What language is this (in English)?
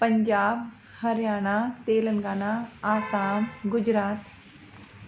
Sindhi